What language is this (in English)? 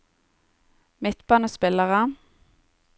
Norwegian